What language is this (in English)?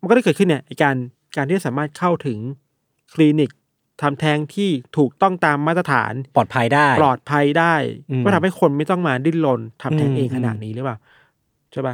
Thai